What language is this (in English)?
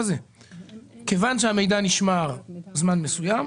Hebrew